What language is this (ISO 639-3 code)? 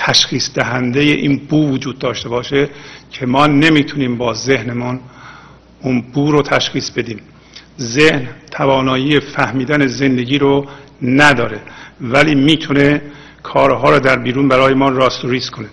fas